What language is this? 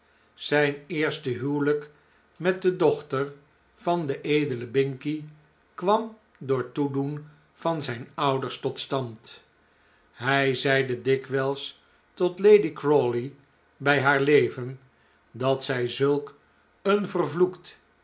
Dutch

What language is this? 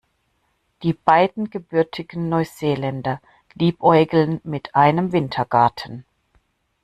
German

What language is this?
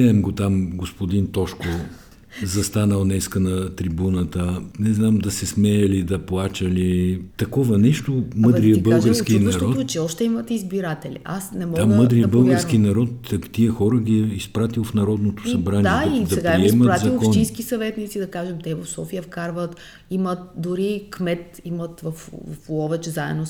Bulgarian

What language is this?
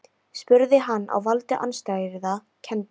Icelandic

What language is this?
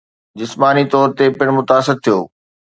Sindhi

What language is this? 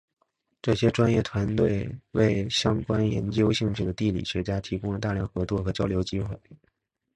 Chinese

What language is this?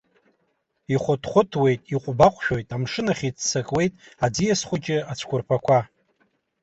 Abkhazian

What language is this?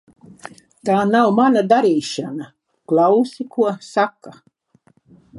Latvian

